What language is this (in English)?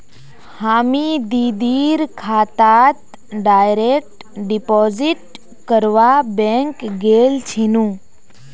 Magahi